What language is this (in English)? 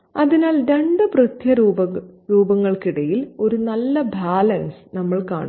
Malayalam